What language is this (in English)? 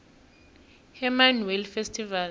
South Ndebele